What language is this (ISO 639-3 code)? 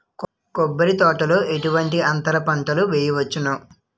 tel